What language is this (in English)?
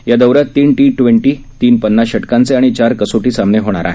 Marathi